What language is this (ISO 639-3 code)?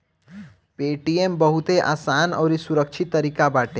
bho